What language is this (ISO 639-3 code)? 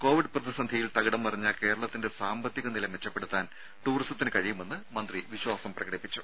mal